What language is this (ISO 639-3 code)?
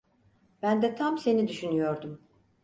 tur